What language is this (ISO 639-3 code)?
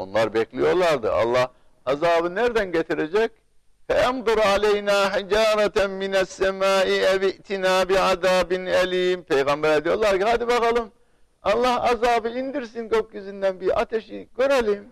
tur